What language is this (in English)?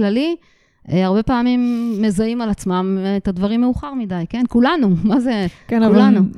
Hebrew